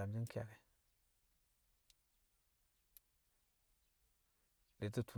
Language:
Kamo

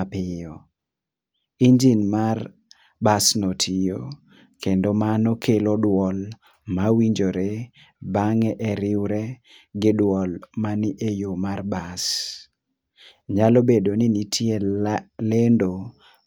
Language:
Luo (Kenya and Tanzania)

